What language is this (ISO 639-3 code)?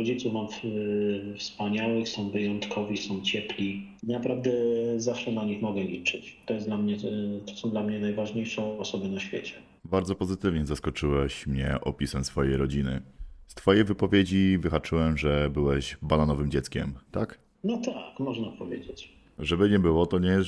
pol